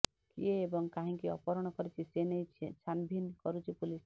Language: Odia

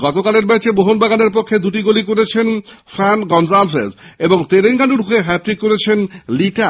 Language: Bangla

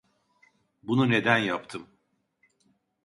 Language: Turkish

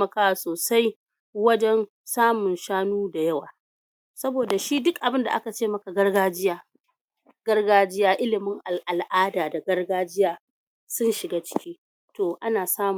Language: Hausa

